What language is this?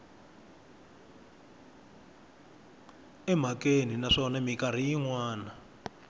Tsonga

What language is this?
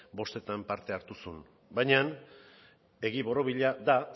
Basque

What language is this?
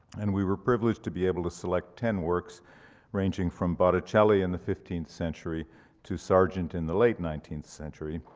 English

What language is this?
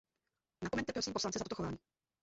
Czech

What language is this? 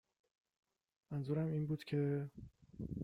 Persian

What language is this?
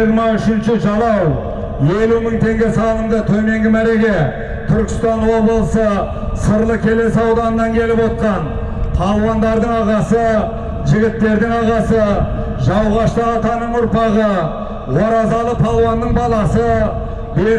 Kazakh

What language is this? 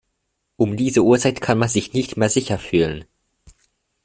German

